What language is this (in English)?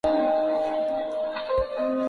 Swahili